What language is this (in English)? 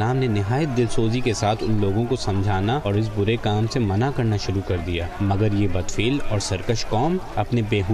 Urdu